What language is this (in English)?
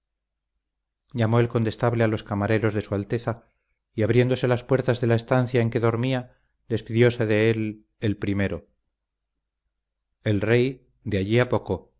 Spanish